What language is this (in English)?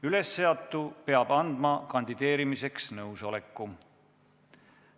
Estonian